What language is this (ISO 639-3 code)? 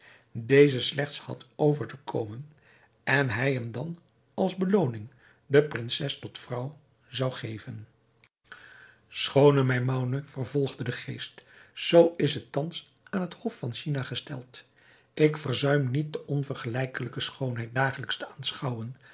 nld